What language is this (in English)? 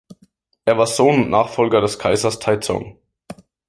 German